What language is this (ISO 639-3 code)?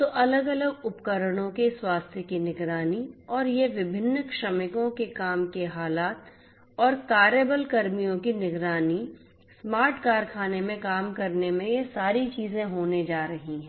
hin